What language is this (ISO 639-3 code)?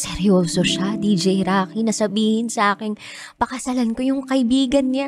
fil